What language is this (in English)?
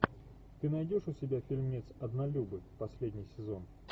Russian